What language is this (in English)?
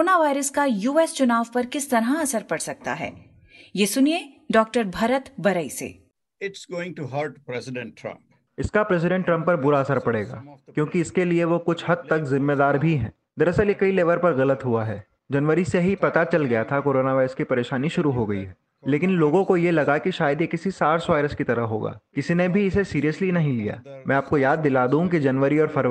Hindi